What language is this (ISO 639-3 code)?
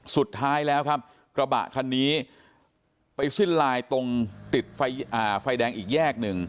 tha